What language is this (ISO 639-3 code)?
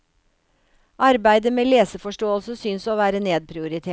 nor